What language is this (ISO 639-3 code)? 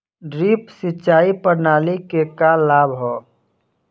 bho